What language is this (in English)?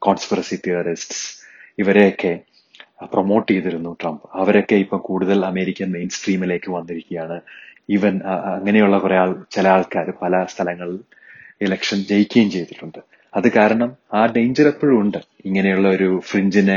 Malayalam